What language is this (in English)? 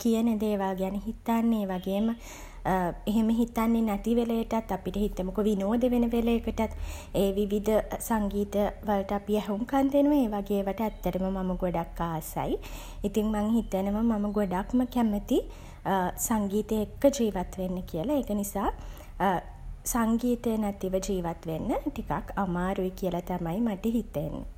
Sinhala